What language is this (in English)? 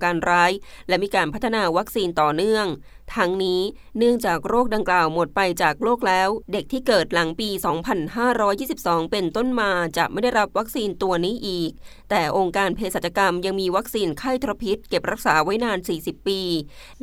Thai